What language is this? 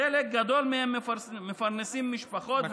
Hebrew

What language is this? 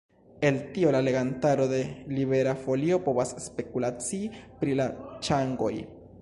Esperanto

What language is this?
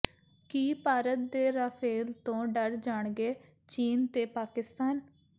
Punjabi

